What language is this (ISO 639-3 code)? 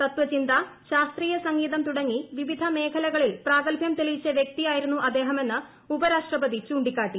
mal